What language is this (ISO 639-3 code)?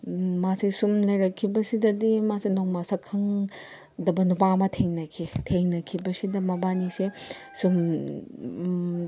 mni